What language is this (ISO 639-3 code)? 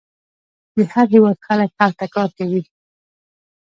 pus